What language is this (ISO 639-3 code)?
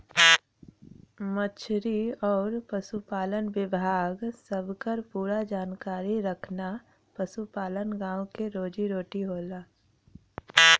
bho